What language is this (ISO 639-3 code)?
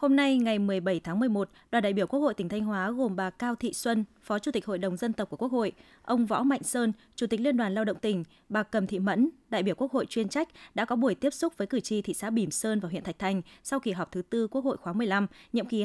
vie